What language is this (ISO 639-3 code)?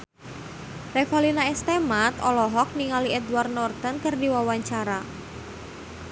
sun